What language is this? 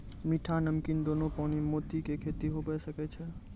Maithili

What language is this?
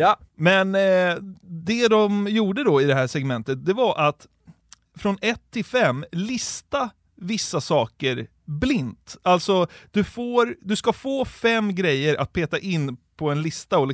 Swedish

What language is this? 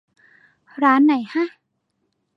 Thai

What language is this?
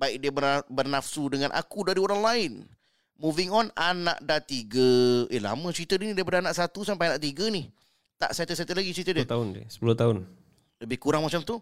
Malay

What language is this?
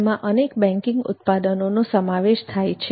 Gujarati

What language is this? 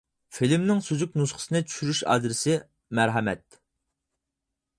Uyghur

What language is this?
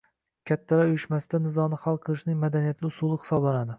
Uzbek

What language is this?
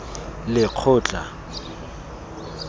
Tswana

